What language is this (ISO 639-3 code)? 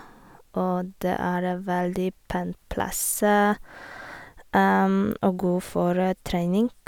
nor